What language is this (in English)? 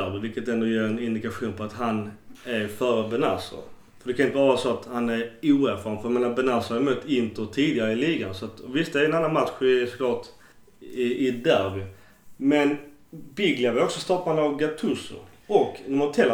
Swedish